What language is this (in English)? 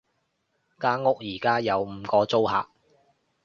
Cantonese